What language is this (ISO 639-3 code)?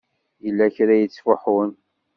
kab